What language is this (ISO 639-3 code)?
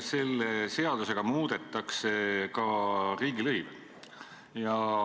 est